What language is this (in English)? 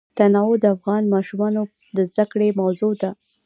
Pashto